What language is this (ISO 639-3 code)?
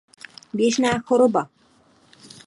ces